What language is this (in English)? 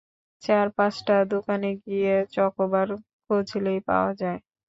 Bangla